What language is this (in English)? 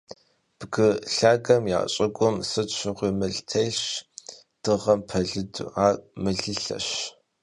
Kabardian